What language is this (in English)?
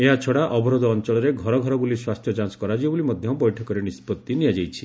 Odia